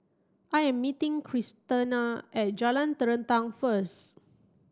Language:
English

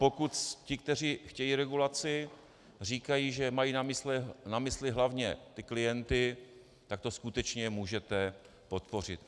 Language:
Czech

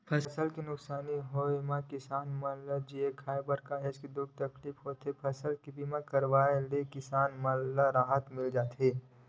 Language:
Chhattisgarhi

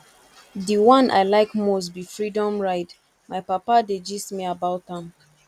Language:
Nigerian Pidgin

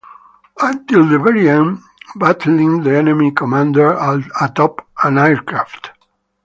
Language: English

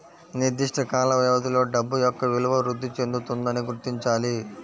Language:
Telugu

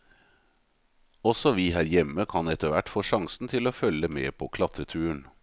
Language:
Norwegian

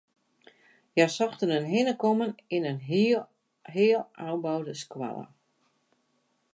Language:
Western Frisian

